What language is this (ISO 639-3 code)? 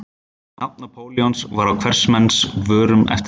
isl